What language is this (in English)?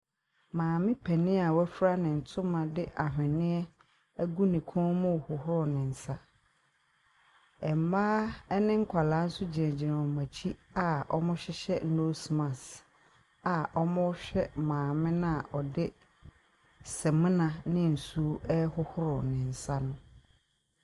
Akan